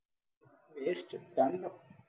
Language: Tamil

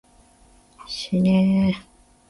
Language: Japanese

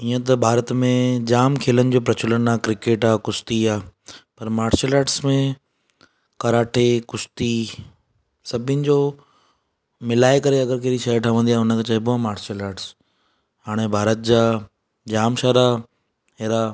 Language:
Sindhi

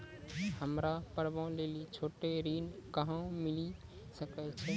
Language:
Maithili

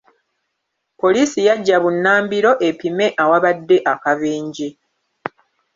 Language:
Ganda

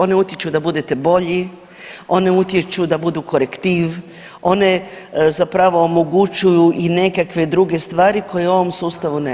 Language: Croatian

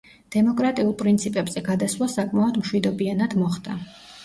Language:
Georgian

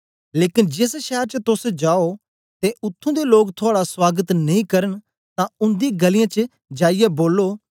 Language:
Dogri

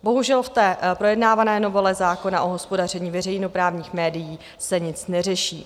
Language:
Czech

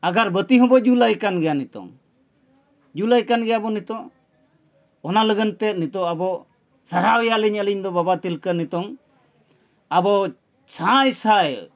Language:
Santali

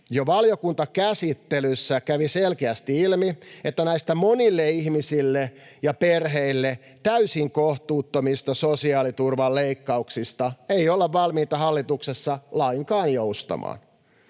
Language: Finnish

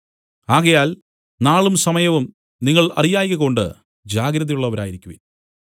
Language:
Malayalam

